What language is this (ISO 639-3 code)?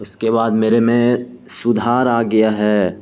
urd